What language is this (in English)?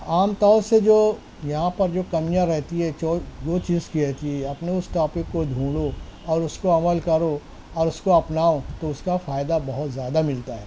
Urdu